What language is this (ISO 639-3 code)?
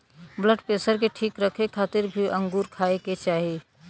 bho